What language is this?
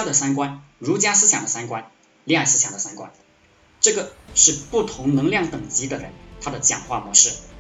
Chinese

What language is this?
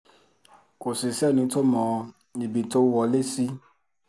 Yoruba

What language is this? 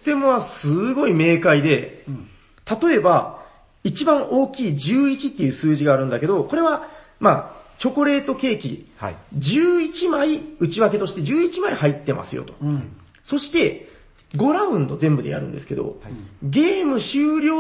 Japanese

